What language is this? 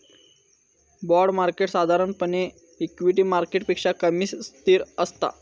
Marathi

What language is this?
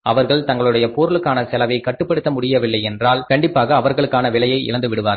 Tamil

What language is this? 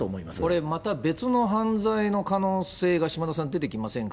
Japanese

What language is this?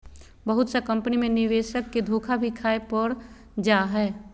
Magahi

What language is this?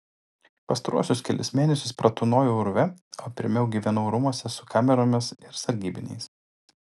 Lithuanian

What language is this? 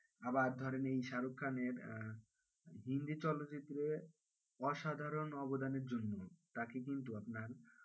Bangla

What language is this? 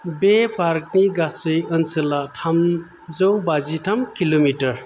Bodo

